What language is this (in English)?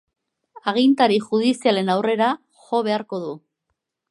Basque